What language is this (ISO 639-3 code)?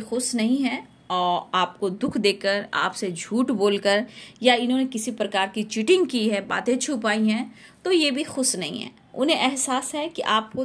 hin